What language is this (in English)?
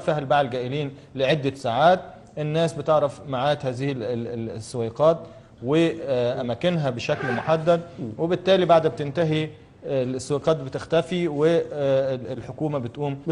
Arabic